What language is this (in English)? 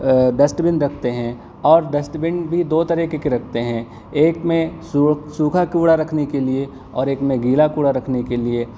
Urdu